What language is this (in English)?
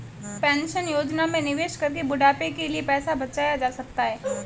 Hindi